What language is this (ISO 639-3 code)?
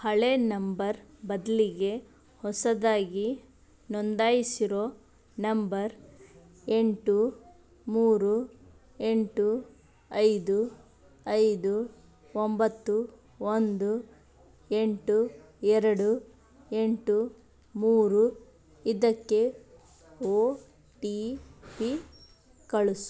kan